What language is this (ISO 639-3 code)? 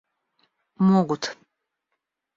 rus